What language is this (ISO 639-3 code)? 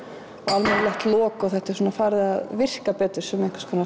isl